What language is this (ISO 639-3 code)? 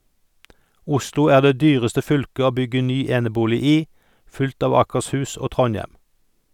nor